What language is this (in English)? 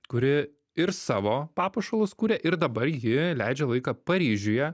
Lithuanian